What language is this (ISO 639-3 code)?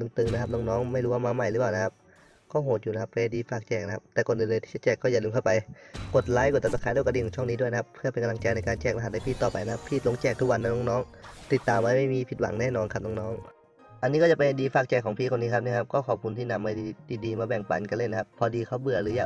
tha